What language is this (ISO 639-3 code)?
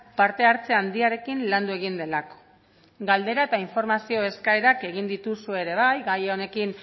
eus